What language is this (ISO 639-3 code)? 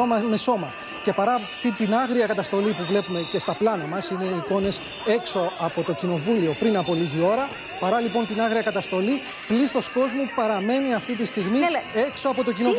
ell